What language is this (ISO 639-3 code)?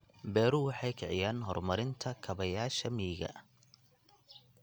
som